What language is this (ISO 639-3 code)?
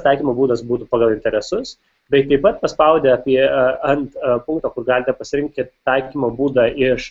lit